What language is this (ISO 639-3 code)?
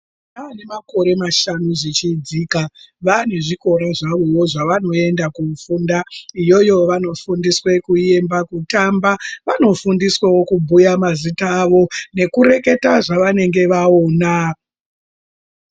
ndc